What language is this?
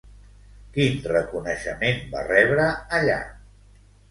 Catalan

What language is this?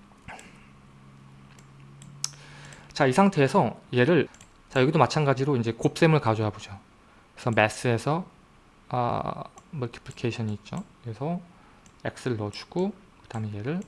Korean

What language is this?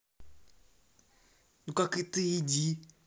Russian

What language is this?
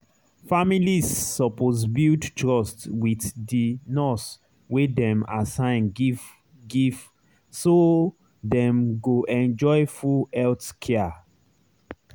Nigerian Pidgin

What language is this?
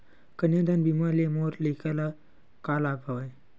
Chhattisgarhi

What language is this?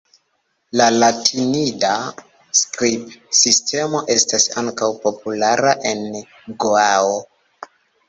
Esperanto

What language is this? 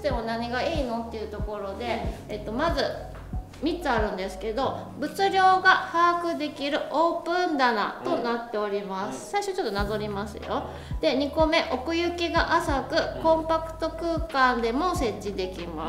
Japanese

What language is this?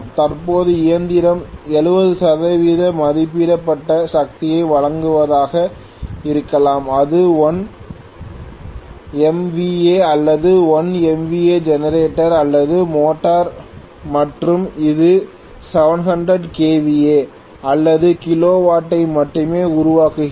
Tamil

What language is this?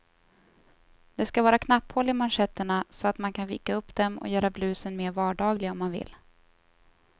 Swedish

